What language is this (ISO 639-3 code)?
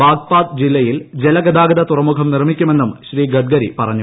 mal